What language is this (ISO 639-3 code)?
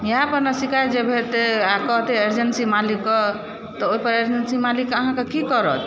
mai